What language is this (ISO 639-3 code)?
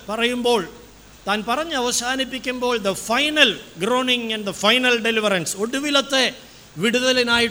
mal